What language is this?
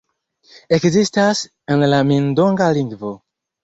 Esperanto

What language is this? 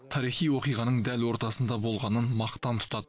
Kazakh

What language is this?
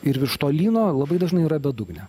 Lithuanian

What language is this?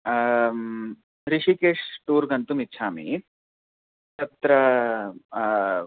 Sanskrit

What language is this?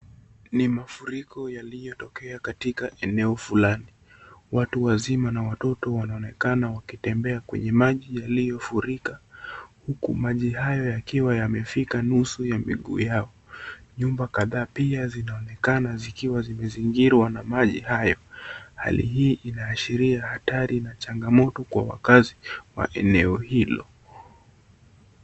Swahili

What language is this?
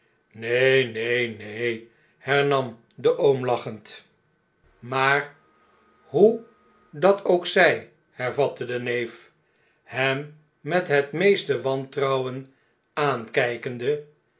Dutch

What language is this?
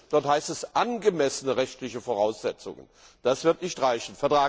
German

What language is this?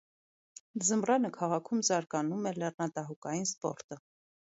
Armenian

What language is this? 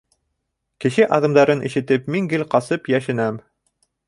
Bashkir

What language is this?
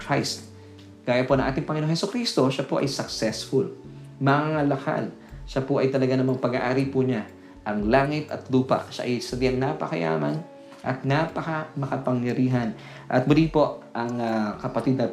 Filipino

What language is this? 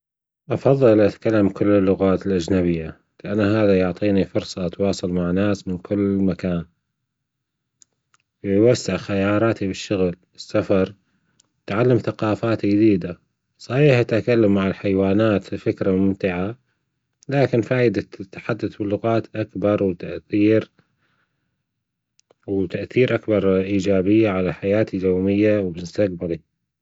Gulf Arabic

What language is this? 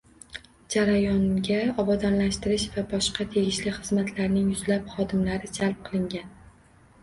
Uzbek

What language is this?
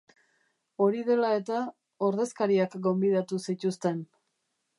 Basque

